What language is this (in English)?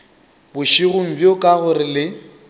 Northern Sotho